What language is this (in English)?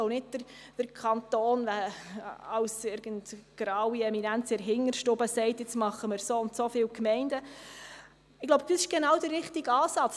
Swiss German